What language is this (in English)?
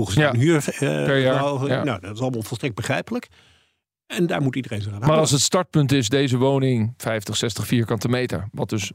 Dutch